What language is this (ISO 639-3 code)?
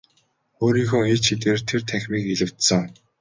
mon